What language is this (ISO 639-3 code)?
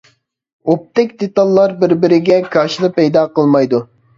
uig